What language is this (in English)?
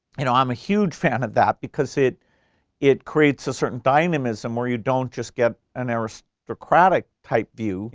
English